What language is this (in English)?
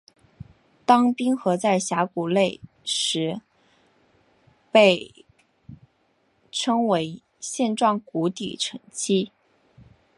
Chinese